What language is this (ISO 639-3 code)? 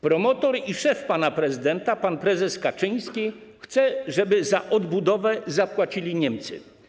pol